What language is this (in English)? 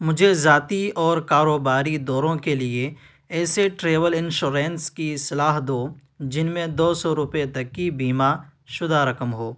Urdu